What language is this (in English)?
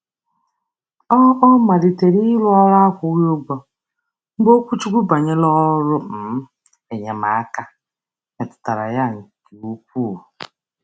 Igbo